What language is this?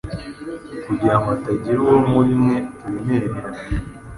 Kinyarwanda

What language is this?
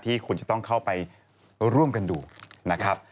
Thai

